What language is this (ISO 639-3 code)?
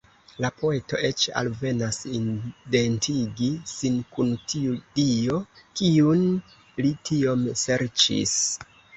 epo